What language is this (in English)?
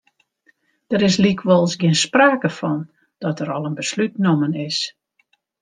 Western Frisian